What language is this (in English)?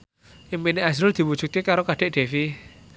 Javanese